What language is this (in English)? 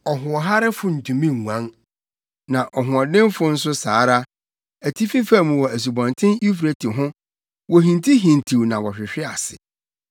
Akan